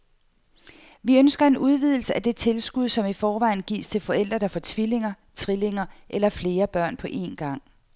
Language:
Danish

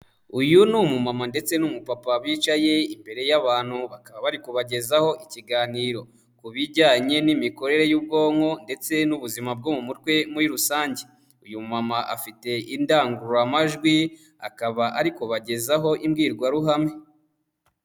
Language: Kinyarwanda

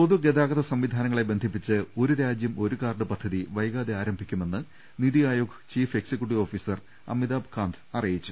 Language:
Malayalam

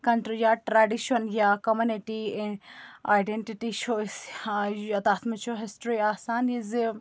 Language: Kashmiri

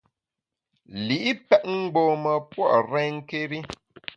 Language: Bamun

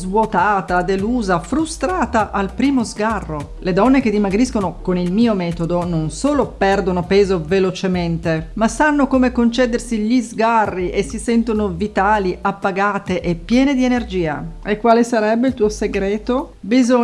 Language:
Italian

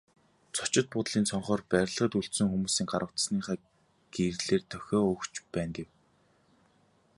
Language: Mongolian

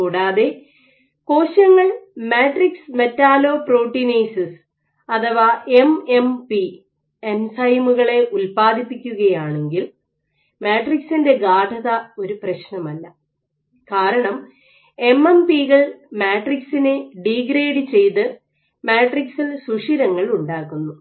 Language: Malayalam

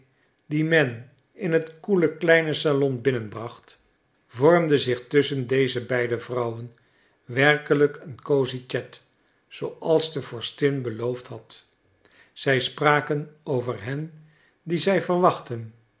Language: Dutch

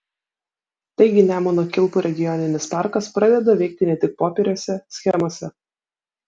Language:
Lithuanian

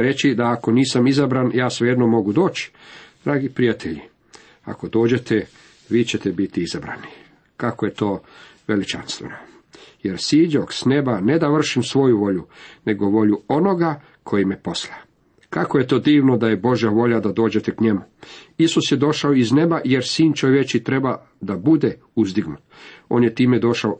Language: Croatian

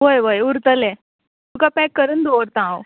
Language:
Konkani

